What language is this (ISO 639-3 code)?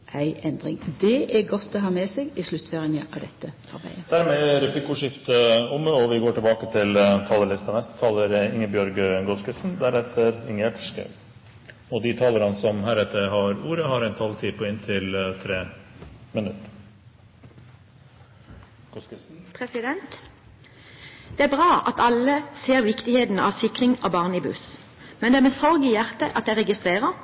nor